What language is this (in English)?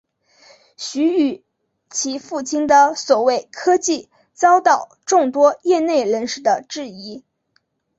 Chinese